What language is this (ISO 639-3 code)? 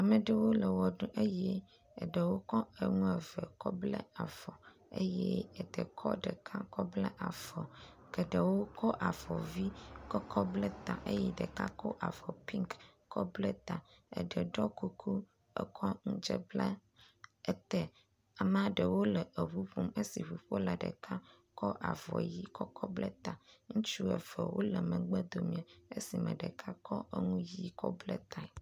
ewe